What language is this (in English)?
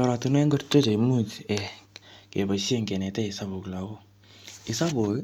Kalenjin